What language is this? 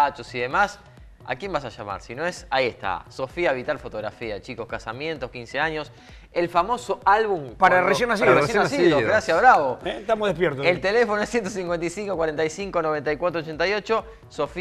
Spanish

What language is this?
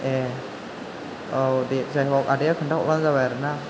Bodo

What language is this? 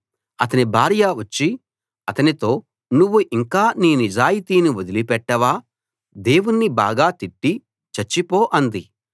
Telugu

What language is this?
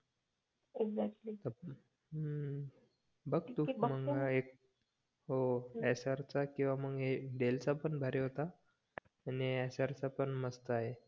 Marathi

